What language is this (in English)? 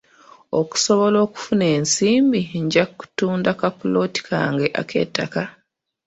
Ganda